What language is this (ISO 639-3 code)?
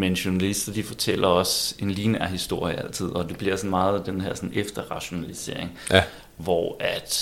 dan